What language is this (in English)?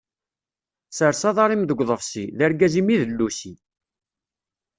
Kabyle